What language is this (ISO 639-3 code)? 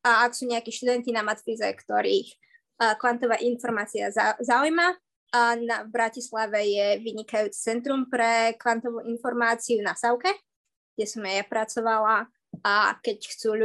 slk